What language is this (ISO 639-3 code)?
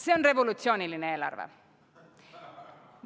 est